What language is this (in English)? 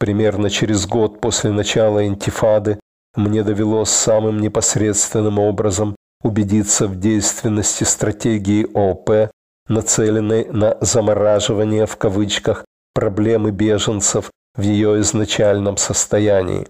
Russian